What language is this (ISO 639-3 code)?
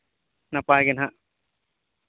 sat